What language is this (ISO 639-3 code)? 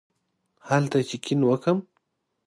pus